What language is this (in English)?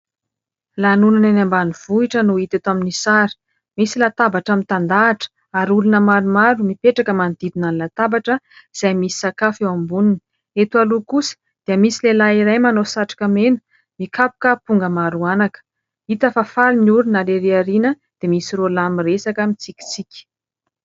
Malagasy